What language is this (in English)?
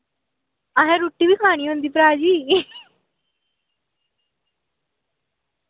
Dogri